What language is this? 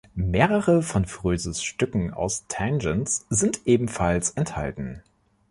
German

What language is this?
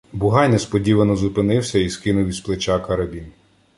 Ukrainian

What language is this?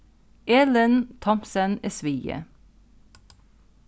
Faroese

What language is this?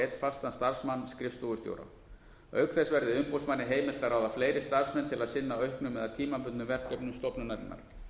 Icelandic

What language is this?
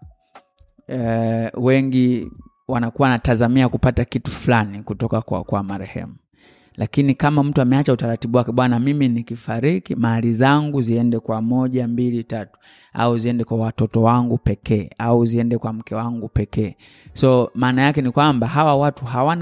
Swahili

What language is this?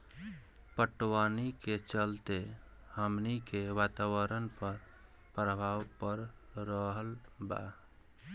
Bhojpuri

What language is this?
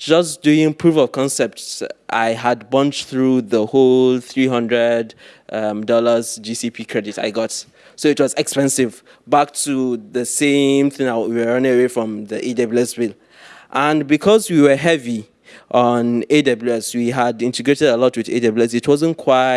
English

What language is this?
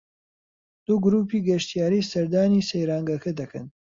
Central Kurdish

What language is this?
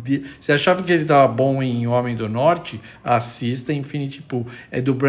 Portuguese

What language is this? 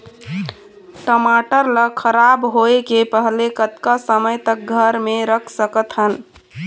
Chhattisgarhi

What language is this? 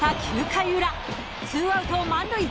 Japanese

